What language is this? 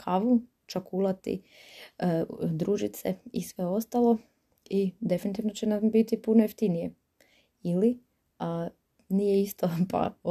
Croatian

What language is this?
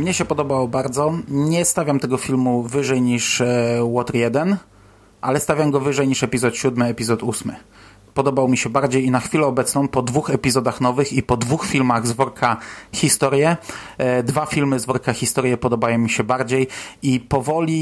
Polish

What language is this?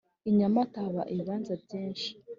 Kinyarwanda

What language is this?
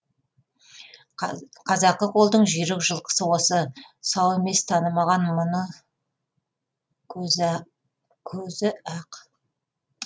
Kazakh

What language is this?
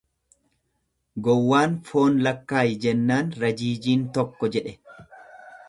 Oromo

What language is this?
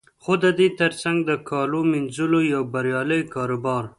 Pashto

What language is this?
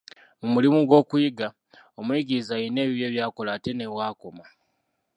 Ganda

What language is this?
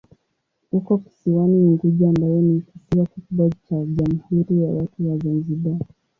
Swahili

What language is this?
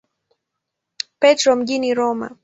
Swahili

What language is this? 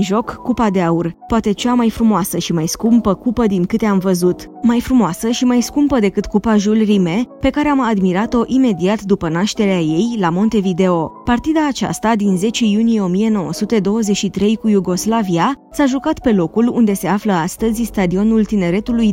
Romanian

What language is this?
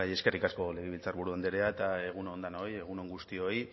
Basque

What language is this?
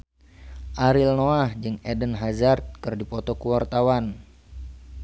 Sundanese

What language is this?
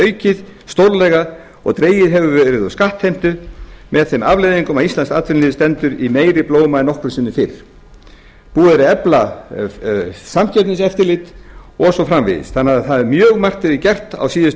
Icelandic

